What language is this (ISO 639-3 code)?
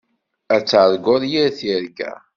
kab